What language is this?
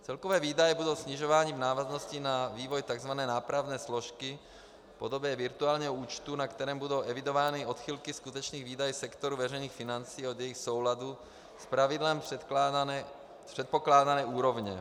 Czech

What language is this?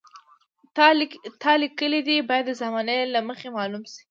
Pashto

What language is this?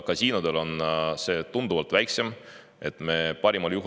Estonian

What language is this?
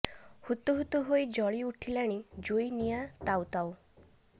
Odia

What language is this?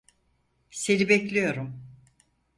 Turkish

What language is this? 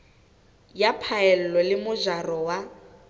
Southern Sotho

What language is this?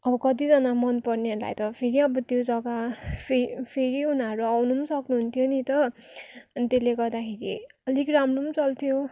Nepali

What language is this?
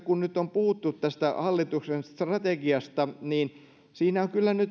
Finnish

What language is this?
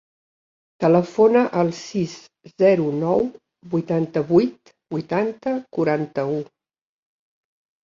Catalan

